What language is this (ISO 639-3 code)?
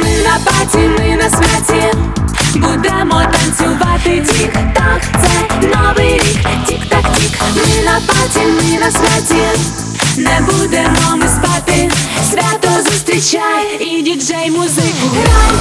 ukr